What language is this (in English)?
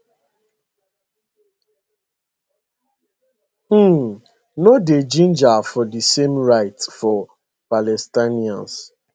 Nigerian Pidgin